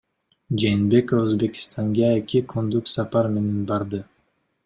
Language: Kyrgyz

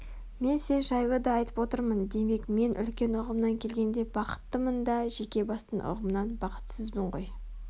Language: Kazakh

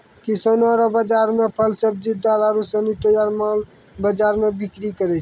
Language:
Maithili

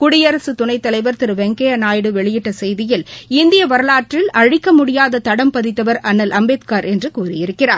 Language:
Tamil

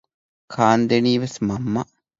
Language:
Divehi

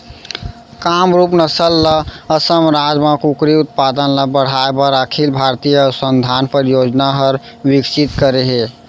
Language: Chhattisgarhi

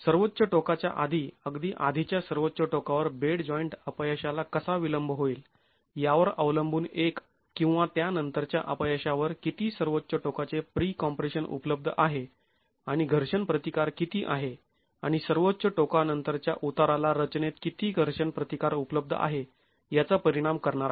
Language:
Marathi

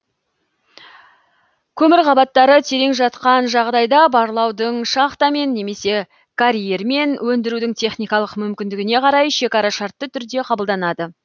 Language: Kazakh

